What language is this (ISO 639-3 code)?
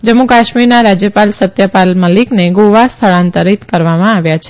guj